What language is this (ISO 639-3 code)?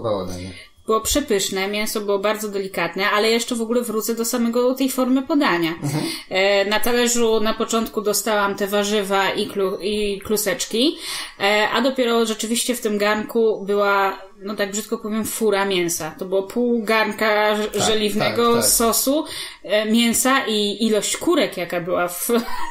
pol